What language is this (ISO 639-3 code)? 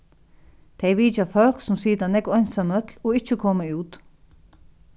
fao